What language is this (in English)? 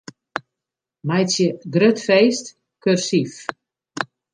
Western Frisian